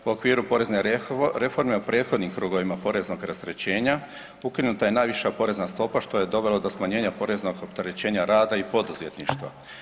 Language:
Croatian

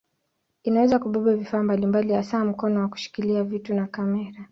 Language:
Swahili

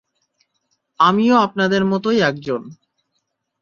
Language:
Bangla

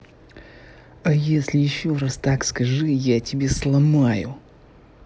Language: Russian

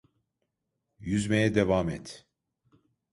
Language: Turkish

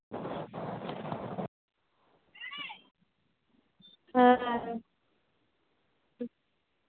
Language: Santali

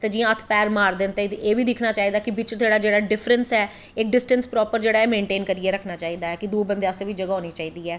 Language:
Dogri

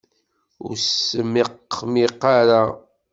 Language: Kabyle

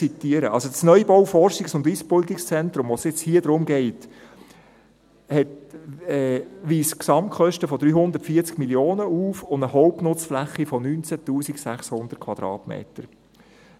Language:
Swiss German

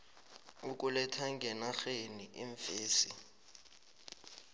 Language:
South Ndebele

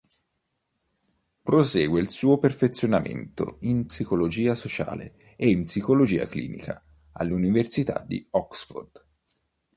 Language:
Italian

